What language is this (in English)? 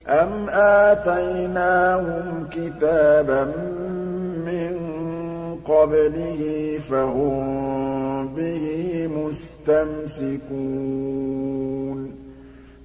Arabic